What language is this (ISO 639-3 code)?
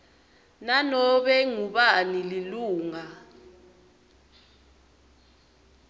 ssw